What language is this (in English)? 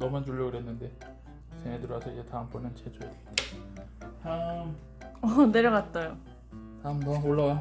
Korean